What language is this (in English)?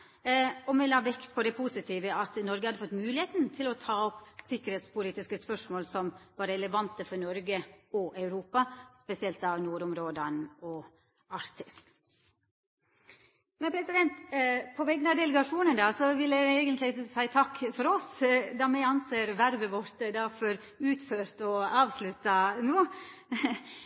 Norwegian Nynorsk